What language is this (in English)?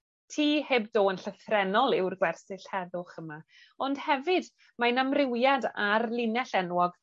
Welsh